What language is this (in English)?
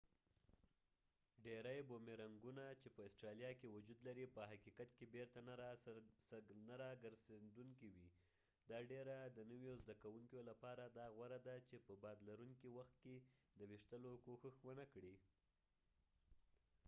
Pashto